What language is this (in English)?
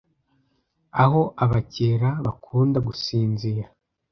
Kinyarwanda